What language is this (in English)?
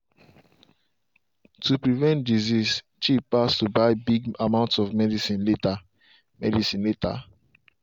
Nigerian Pidgin